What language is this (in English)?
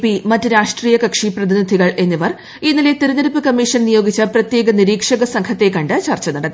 Malayalam